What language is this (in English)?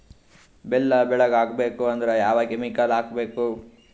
Kannada